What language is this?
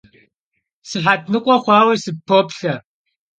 Kabardian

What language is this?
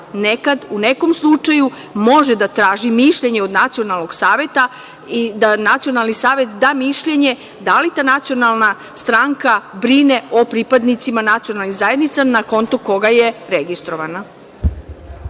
Serbian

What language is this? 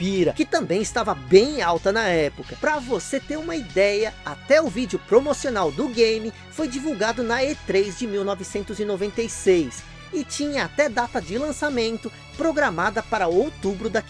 Portuguese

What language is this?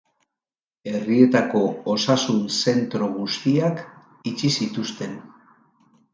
Basque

